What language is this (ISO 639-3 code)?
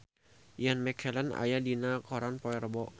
sun